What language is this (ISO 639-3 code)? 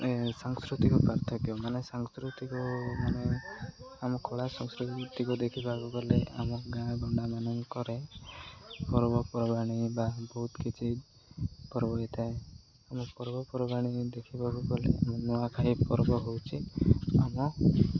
ori